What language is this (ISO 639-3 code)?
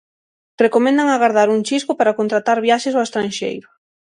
glg